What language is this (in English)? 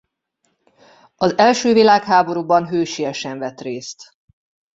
Hungarian